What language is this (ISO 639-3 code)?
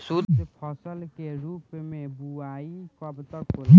bho